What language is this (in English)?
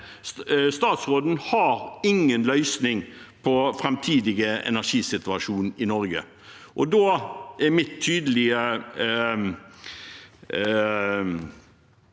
Norwegian